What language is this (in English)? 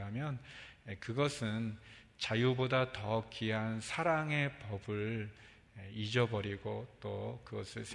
Korean